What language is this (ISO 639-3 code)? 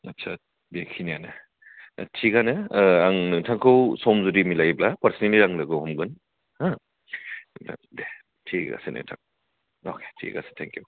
brx